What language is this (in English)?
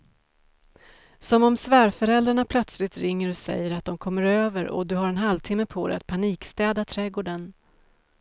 Swedish